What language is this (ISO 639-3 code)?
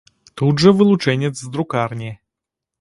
bel